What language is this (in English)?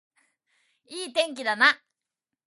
Japanese